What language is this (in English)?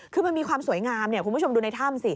Thai